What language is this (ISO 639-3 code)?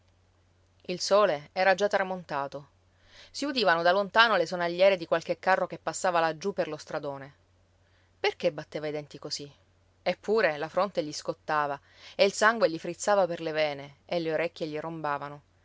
ita